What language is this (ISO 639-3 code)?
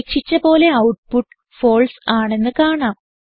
mal